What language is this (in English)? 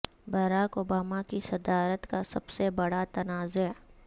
Urdu